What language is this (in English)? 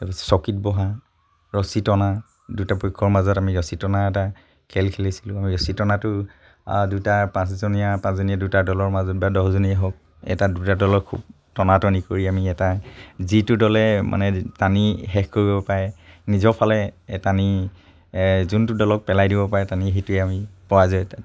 Assamese